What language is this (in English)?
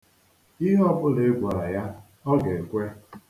Igbo